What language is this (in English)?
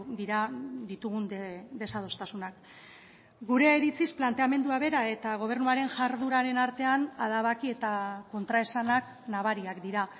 Basque